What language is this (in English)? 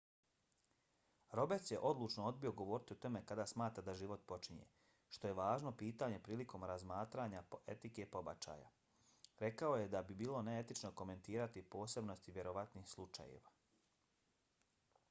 Bosnian